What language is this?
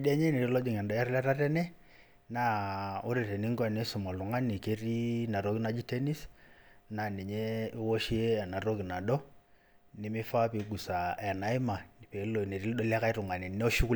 Masai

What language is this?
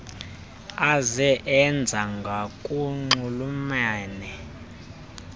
Xhosa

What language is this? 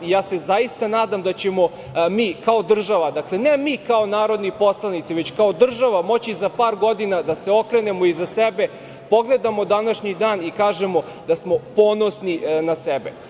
Serbian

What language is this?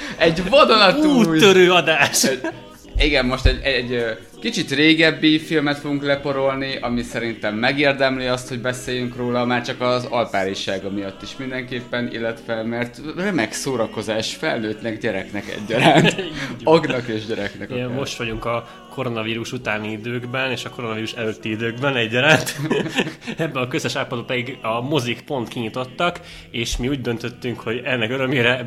Hungarian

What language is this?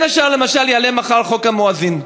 Hebrew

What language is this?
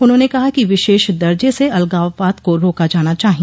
Hindi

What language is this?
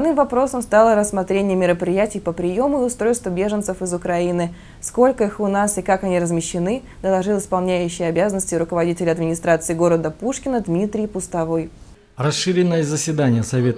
Russian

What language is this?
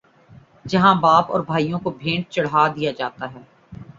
Urdu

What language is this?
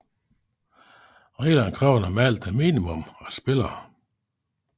Danish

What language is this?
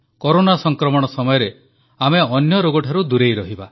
Odia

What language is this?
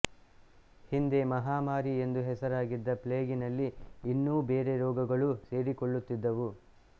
Kannada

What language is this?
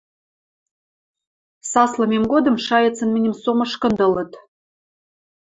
Western Mari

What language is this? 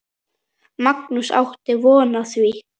Icelandic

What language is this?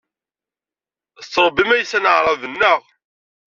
Kabyle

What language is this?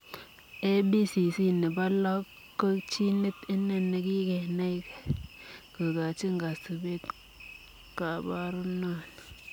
Kalenjin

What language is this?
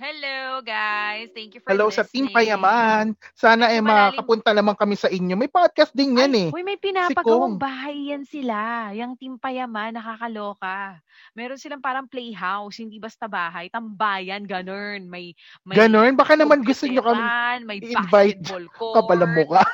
Filipino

